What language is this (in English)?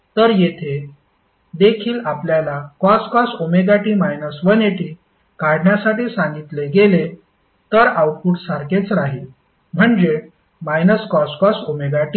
Marathi